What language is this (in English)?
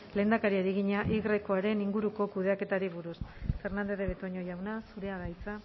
Basque